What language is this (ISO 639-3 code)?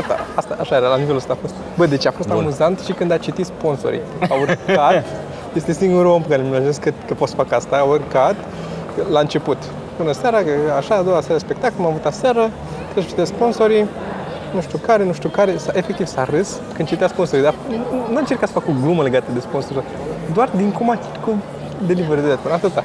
ron